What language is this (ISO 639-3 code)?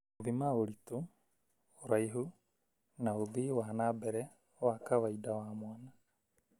kik